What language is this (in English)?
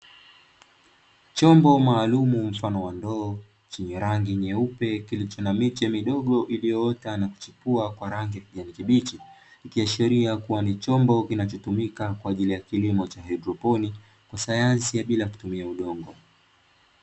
Swahili